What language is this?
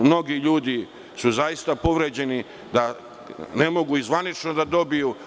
Serbian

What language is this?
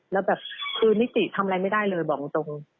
Thai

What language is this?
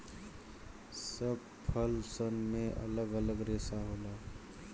Bhojpuri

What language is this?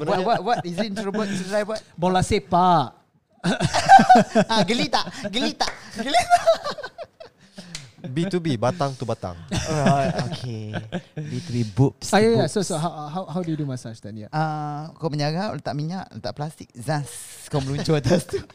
Malay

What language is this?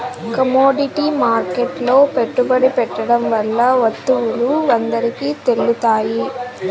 Telugu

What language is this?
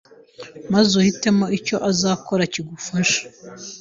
Kinyarwanda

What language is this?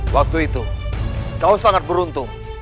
Indonesian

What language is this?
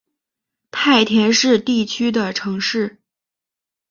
Chinese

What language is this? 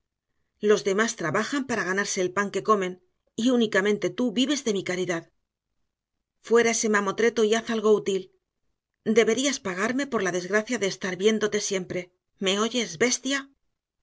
Spanish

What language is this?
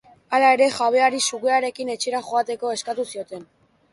Basque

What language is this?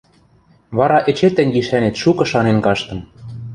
Western Mari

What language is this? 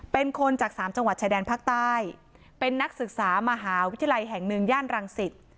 Thai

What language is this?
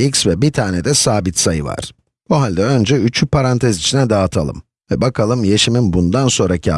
Turkish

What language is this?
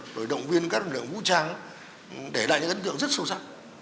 Vietnamese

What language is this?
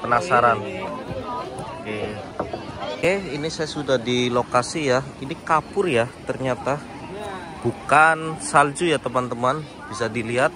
Indonesian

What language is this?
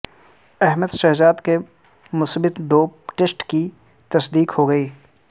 Urdu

